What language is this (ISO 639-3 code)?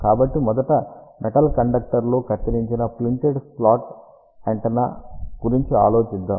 tel